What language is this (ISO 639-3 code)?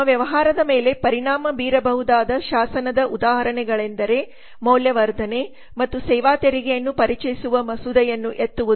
kan